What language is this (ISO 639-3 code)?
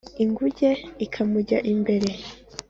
kin